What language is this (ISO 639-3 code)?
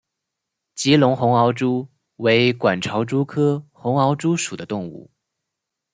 zho